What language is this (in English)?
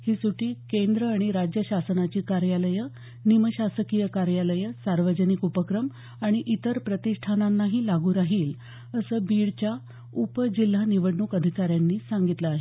Marathi